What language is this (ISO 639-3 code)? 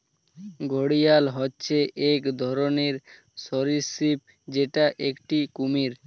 ben